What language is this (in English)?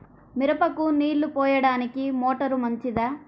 Telugu